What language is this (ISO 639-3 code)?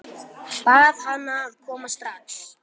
isl